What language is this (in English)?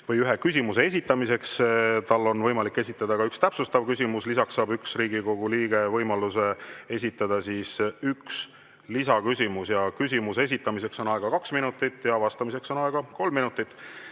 Estonian